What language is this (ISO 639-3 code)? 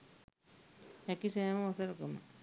sin